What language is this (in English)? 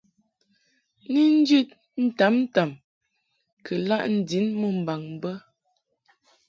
Mungaka